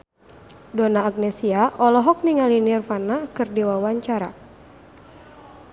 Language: Sundanese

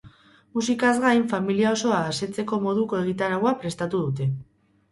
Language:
Basque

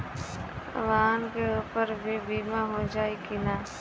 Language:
Bhojpuri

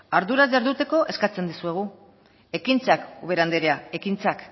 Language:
Basque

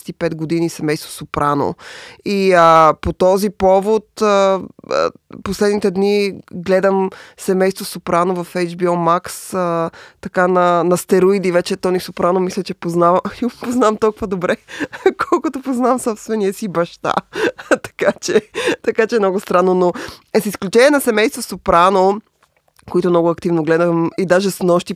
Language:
Bulgarian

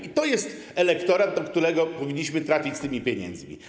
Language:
Polish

